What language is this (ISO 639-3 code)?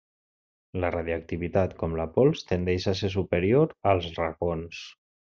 cat